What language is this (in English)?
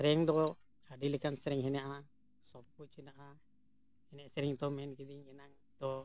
Santali